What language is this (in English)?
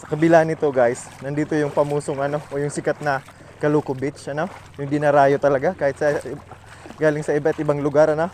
Filipino